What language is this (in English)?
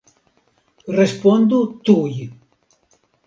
Esperanto